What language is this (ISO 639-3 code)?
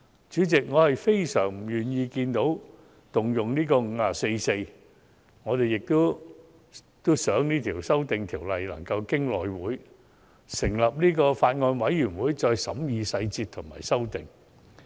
yue